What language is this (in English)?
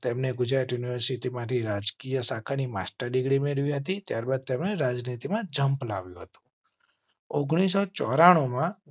Gujarati